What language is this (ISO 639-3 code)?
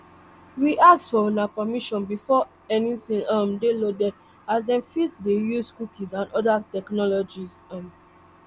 pcm